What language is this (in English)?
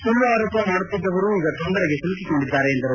Kannada